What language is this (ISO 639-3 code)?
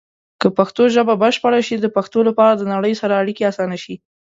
pus